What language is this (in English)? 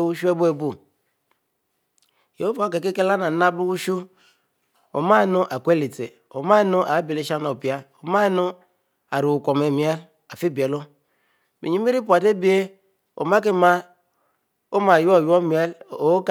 Mbe